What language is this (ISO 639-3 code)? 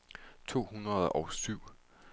dan